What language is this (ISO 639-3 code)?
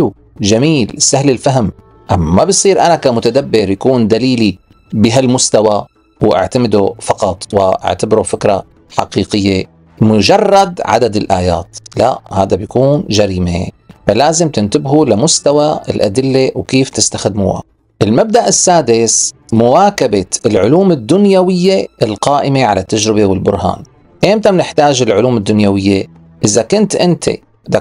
ara